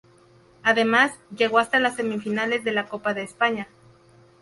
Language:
Spanish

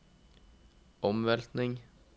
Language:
Norwegian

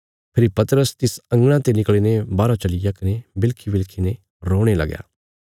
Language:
Bilaspuri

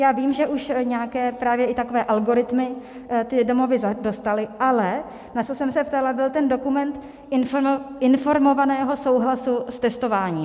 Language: Czech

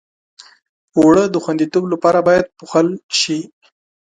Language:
Pashto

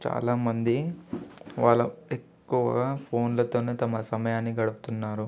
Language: Telugu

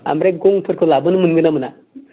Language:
Bodo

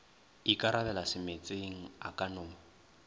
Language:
Northern Sotho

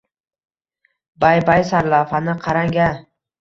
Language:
Uzbek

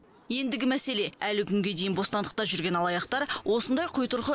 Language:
Kazakh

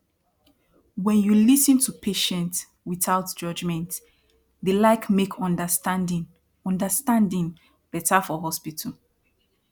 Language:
Nigerian Pidgin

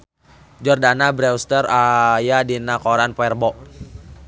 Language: Sundanese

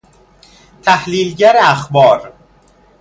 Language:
Persian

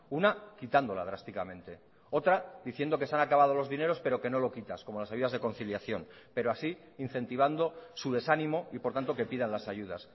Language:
Spanish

